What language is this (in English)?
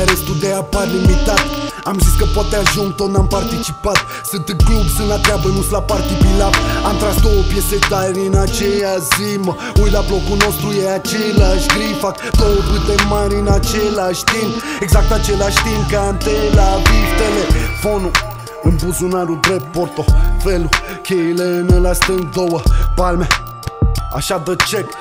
Romanian